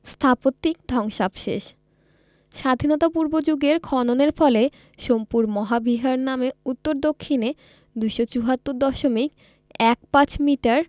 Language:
Bangla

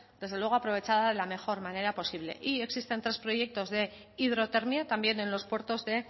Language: Spanish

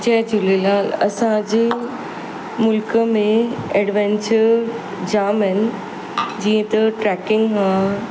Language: Sindhi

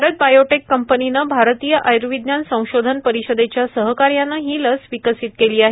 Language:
Marathi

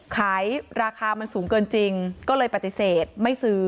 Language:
Thai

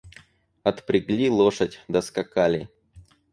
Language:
Russian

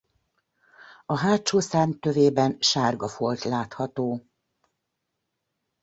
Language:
Hungarian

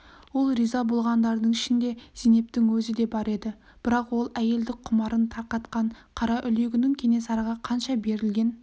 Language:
Kazakh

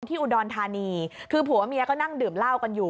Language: Thai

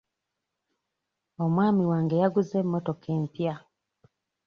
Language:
Ganda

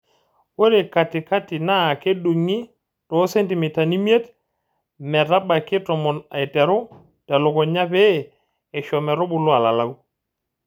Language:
Masai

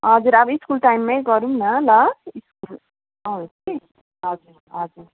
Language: Nepali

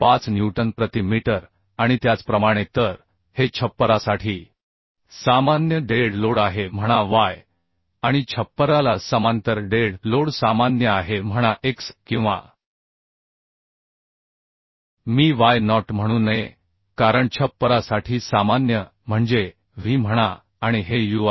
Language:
Marathi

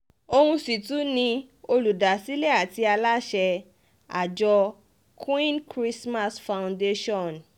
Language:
Yoruba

